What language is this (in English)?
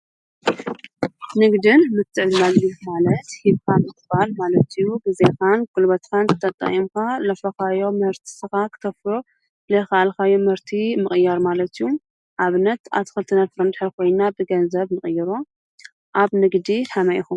Tigrinya